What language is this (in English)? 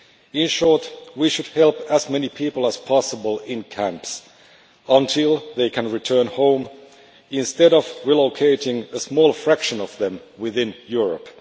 English